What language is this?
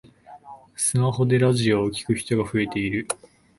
Japanese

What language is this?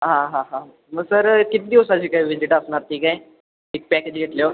Marathi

